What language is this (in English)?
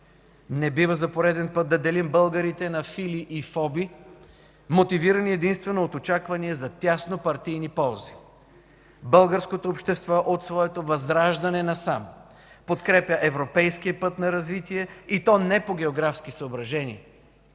Bulgarian